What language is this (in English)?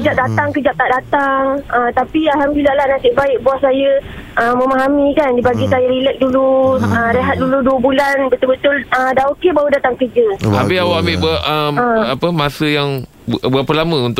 Malay